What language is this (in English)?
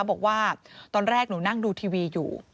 Thai